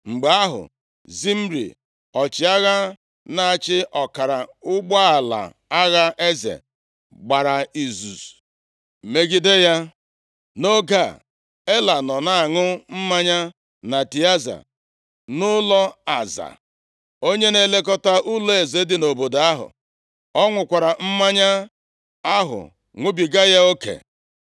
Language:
Igbo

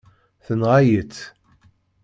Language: Kabyle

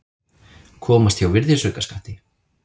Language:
Icelandic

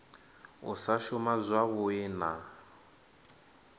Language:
Venda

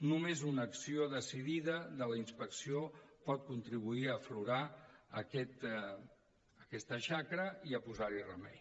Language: Catalan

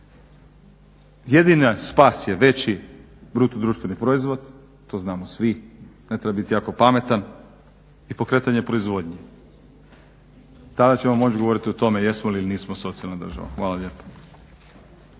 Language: Croatian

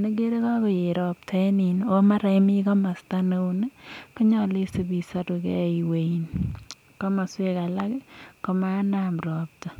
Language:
Kalenjin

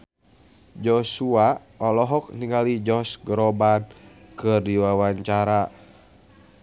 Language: Sundanese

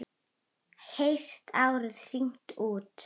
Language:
Icelandic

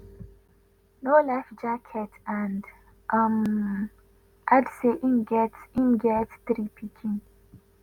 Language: Nigerian Pidgin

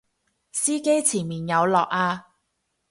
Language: Cantonese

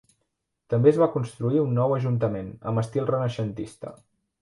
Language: Catalan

